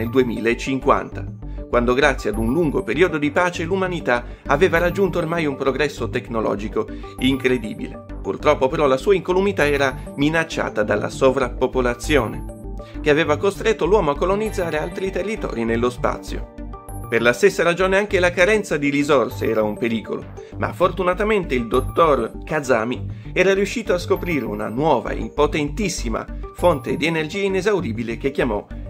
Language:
Italian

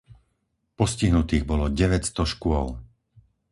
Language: Slovak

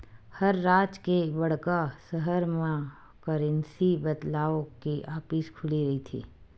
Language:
Chhattisgarhi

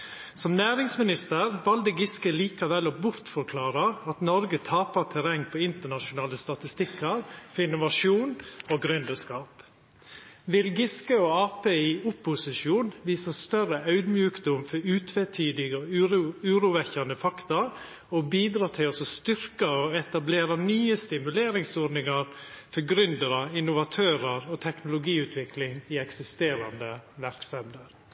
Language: Norwegian Nynorsk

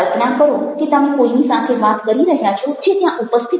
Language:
Gujarati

